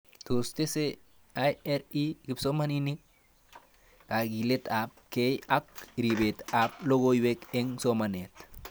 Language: Kalenjin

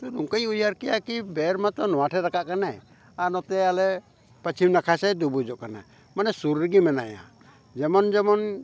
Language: Santali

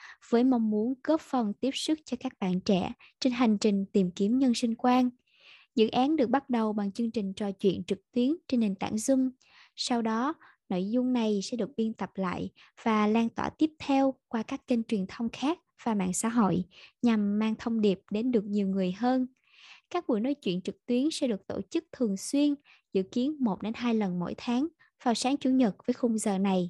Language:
Vietnamese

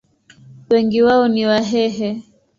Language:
Swahili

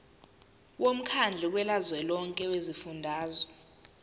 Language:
Zulu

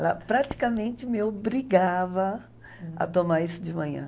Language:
Portuguese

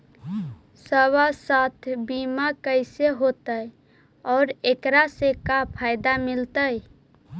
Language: Magahi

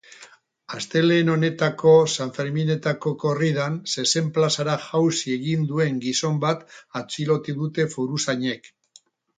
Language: Basque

